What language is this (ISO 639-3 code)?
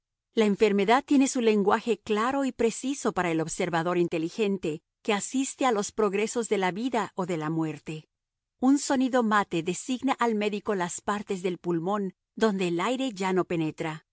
spa